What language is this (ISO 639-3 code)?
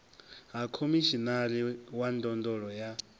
ven